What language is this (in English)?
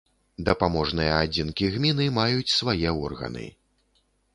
Belarusian